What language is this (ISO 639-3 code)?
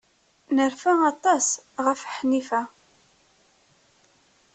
kab